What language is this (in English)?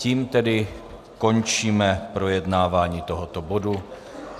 Czech